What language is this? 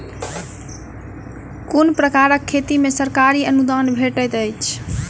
Maithili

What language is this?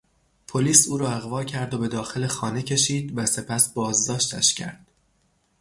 Persian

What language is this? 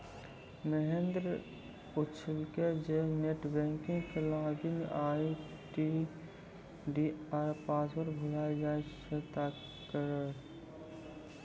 Maithili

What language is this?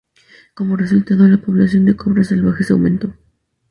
Spanish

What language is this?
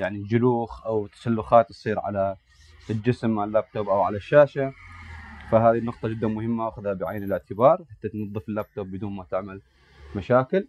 Arabic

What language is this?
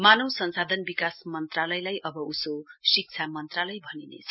Nepali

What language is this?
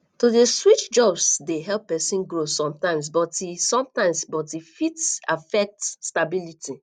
Nigerian Pidgin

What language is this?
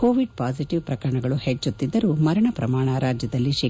Kannada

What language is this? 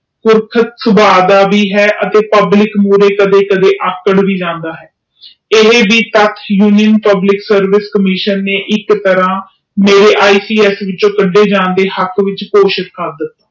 Punjabi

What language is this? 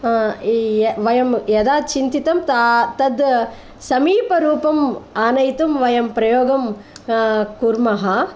Sanskrit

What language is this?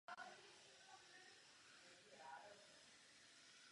Czech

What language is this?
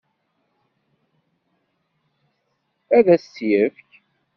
Kabyle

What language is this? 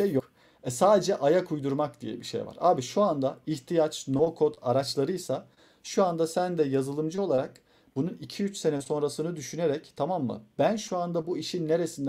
Turkish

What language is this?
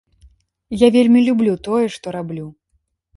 Belarusian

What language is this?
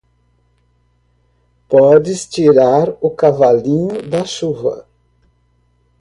Portuguese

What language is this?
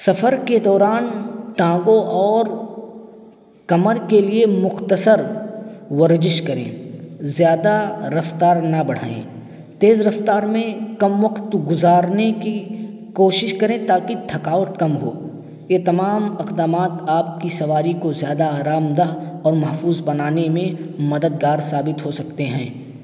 Urdu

